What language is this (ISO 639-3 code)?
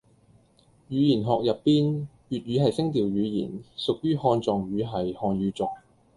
yue